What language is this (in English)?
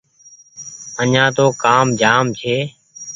Goaria